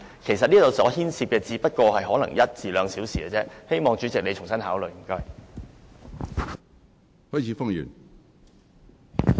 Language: Cantonese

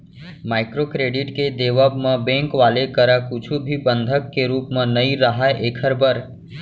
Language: Chhattisgarhi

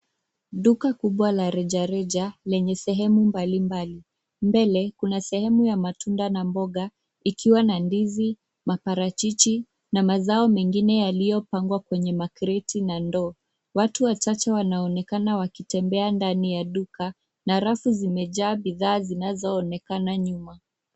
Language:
Swahili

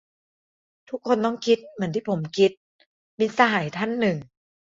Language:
Thai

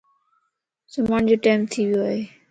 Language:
Lasi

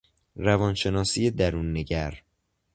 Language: Persian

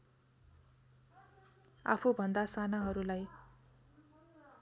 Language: Nepali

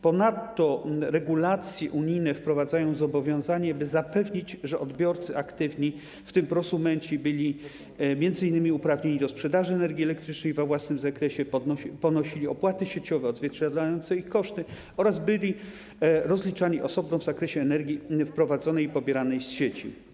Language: Polish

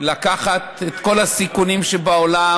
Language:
Hebrew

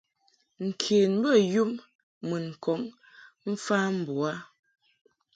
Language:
Mungaka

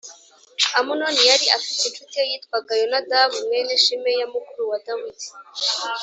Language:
Kinyarwanda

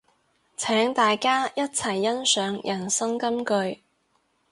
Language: Cantonese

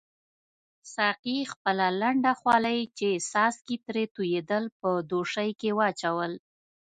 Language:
Pashto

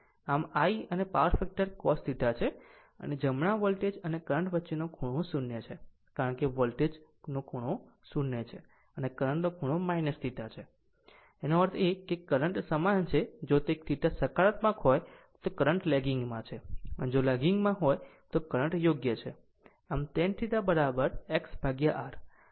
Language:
Gujarati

